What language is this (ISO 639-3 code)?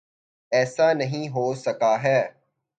urd